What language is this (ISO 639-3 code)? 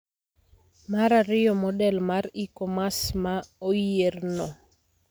luo